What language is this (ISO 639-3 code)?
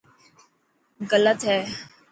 mki